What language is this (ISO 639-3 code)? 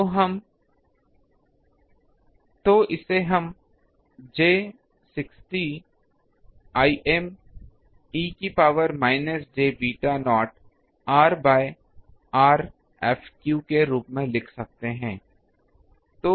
hin